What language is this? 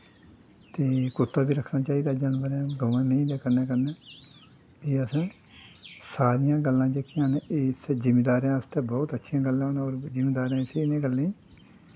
Dogri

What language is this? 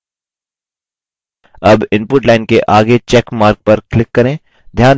Hindi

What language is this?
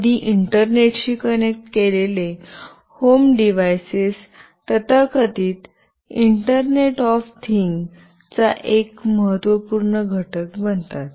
Marathi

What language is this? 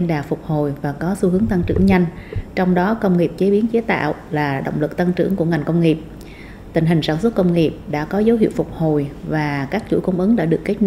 Vietnamese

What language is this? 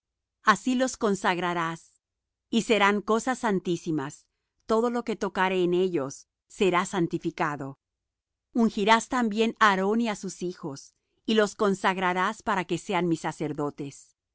Spanish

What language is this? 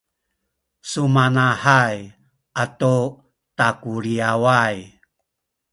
Sakizaya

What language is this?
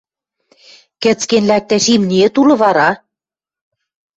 Western Mari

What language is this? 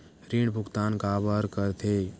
Chhattisgarhi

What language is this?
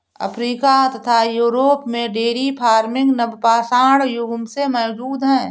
Hindi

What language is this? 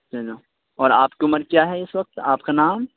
Urdu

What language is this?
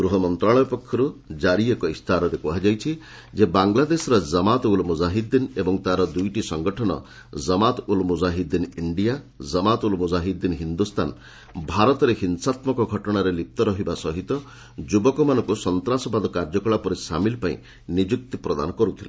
Odia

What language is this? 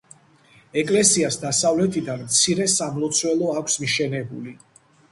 Georgian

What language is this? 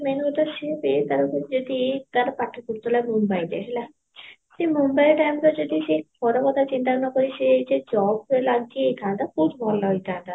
Odia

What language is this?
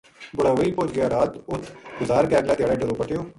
Gujari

